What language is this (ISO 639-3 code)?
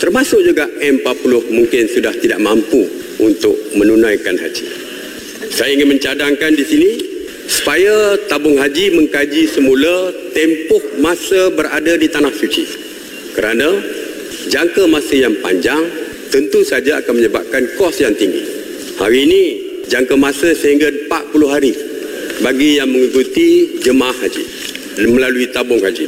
msa